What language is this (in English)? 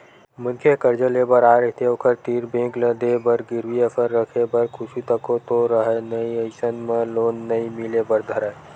Chhattisgarhi